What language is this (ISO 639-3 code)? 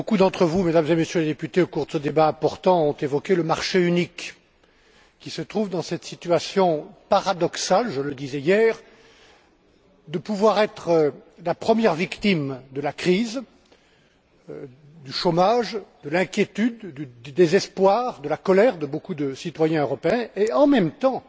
fra